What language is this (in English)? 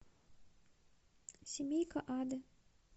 Russian